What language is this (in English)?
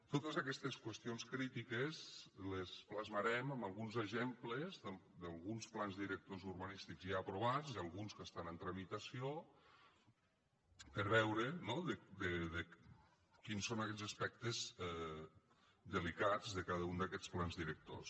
Catalan